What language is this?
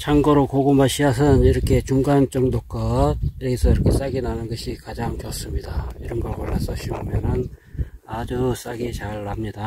Korean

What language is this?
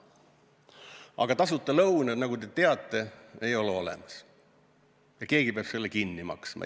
Estonian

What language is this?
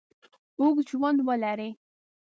Pashto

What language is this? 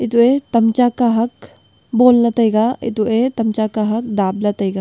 Wancho Naga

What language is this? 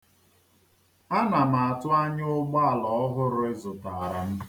Igbo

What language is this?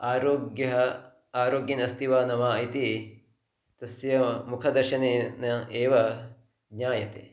Sanskrit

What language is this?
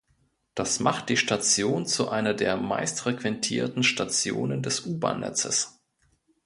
German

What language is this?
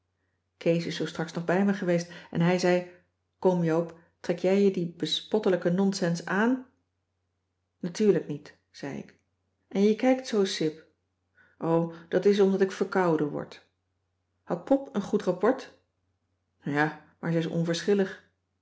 Dutch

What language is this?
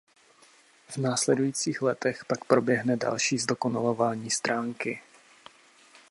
Czech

